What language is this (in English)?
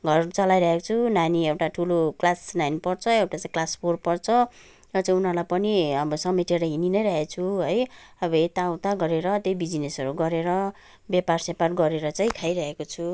Nepali